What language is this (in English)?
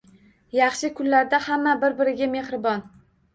Uzbek